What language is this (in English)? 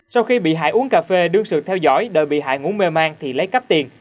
Vietnamese